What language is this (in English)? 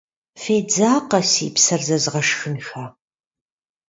Kabardian